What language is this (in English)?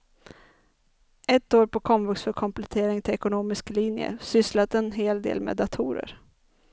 Swedish